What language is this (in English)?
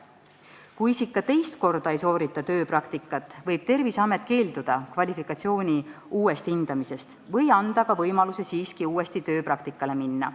Estonian